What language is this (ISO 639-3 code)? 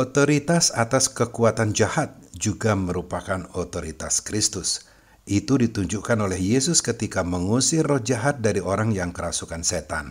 ind